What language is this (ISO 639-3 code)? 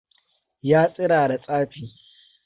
hau